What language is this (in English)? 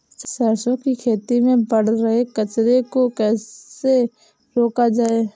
Hindi